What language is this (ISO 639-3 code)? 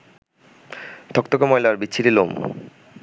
ben